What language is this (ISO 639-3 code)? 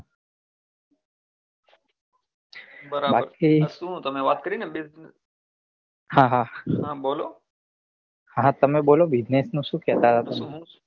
guj